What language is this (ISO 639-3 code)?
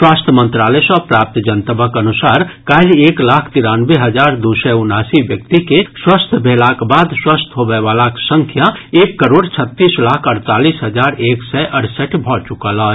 mai